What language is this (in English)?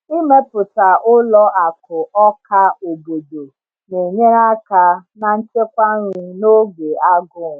Igbo